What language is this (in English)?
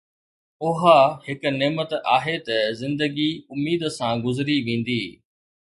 Sindhi